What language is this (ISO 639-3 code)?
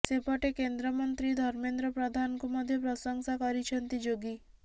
ori